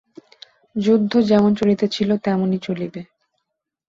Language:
Bangla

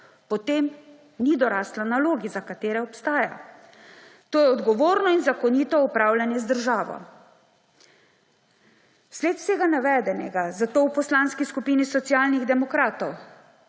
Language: Slovenian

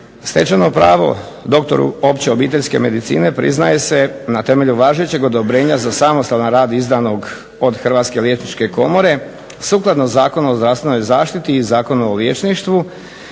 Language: Croatian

